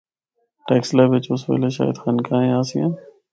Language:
Northern Hindko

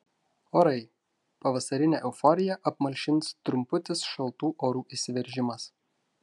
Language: Lithuanian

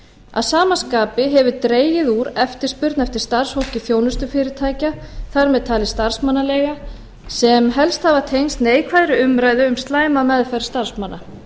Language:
Icelandic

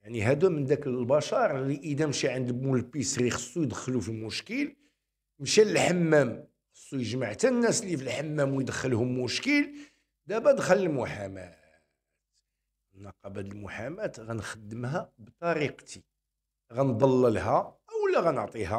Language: Arabic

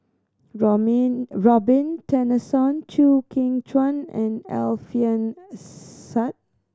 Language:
English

